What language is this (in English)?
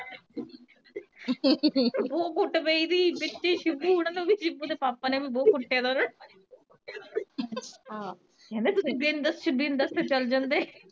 Punjabi